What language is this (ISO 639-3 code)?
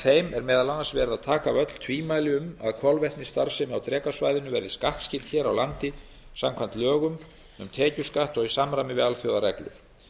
isl